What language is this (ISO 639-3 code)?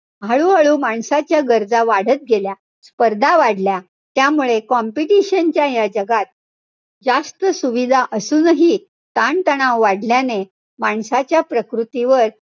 mar